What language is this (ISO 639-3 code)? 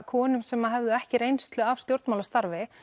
isl